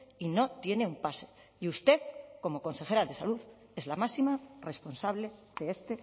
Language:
Spanish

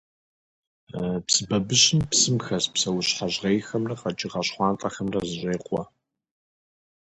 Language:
Kabardian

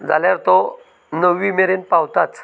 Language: Konkani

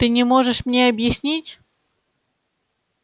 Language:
Russian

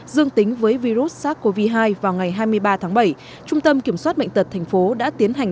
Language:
Vietnamese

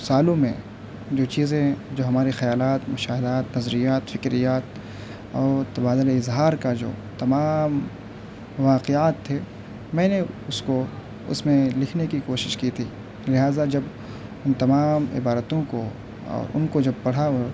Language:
Urdu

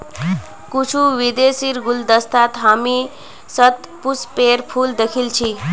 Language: Magahi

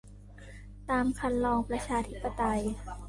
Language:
Thai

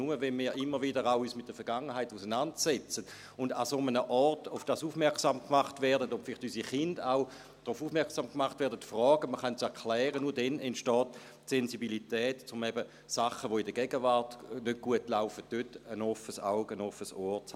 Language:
Swiss German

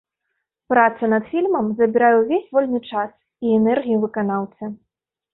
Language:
Belarusian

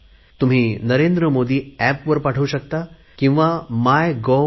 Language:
Marathi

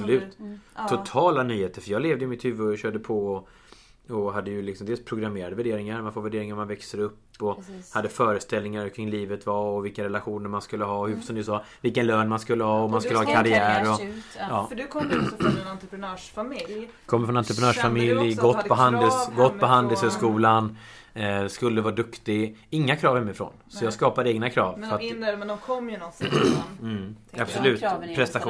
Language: Swedish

